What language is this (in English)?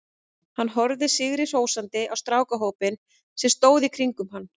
Icelandic